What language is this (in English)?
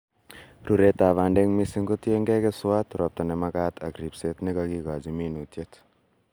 Kalenjin